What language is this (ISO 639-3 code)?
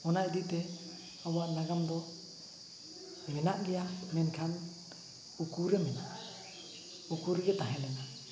sat